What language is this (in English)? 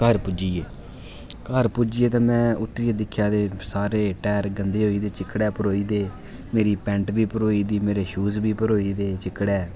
Dogri